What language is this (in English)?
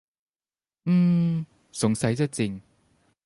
Thai